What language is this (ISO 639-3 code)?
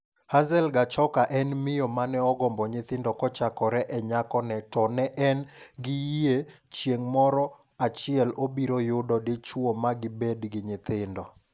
luo